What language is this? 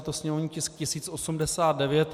Czech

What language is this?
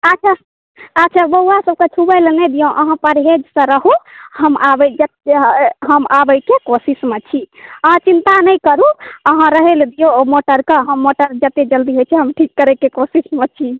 Maithili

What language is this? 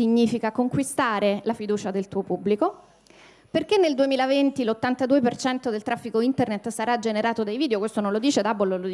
Italian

